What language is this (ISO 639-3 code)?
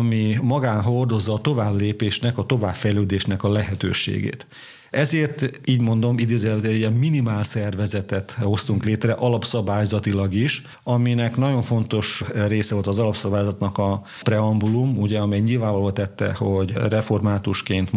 hun